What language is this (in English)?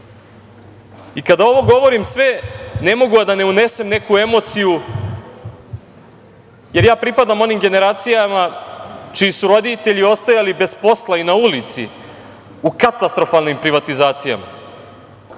Serbian